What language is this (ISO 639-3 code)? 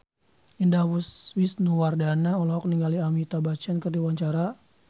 sun